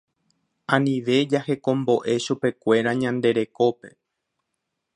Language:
Guarani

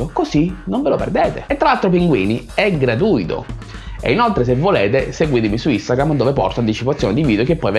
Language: Italian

